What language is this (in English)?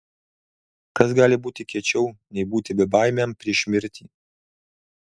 Lithuanian